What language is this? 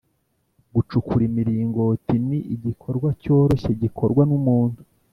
Kinyarwanda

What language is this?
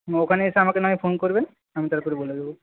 Bangla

